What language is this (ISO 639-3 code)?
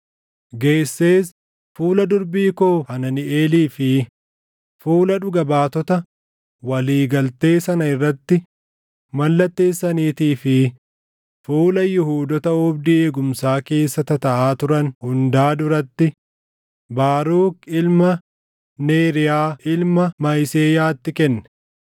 orm